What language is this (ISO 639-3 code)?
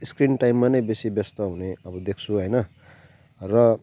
nep